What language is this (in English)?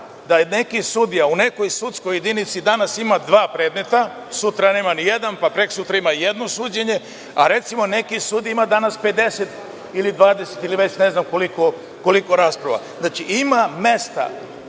Serbian